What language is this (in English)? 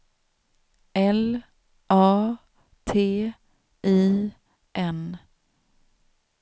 Swedish